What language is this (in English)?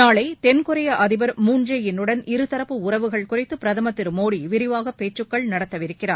Tamil